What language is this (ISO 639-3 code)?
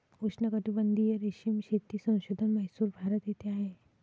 mar